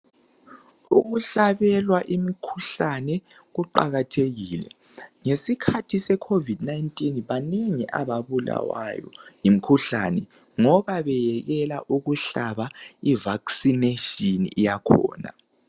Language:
North Ndebele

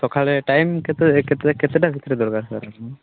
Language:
Odia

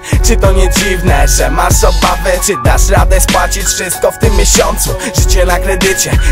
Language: Polish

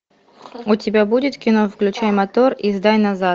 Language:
Russian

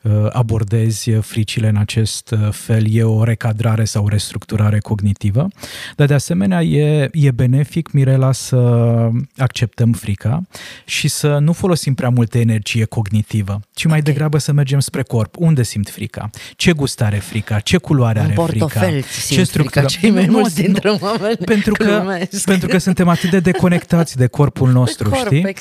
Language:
Romanian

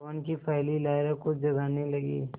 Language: Hindi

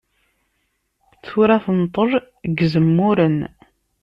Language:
Kabyle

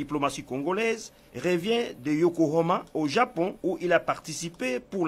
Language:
French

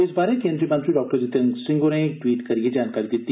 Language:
Dogri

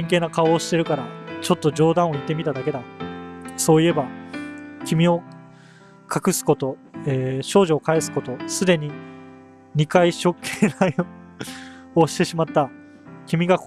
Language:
Japanese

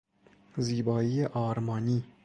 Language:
Persian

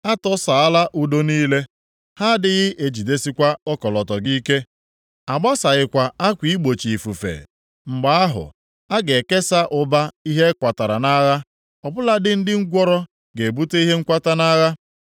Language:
Igbo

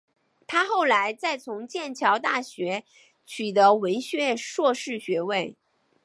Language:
Chinese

